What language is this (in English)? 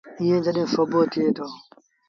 Sindhi Bhil